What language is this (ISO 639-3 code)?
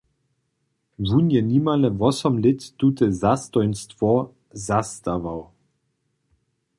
hsb